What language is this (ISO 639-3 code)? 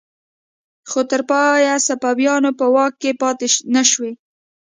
pus